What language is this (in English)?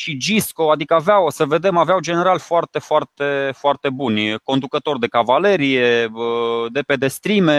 Romanian